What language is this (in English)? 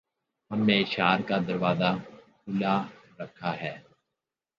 Urdu